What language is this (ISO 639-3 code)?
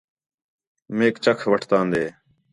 xhe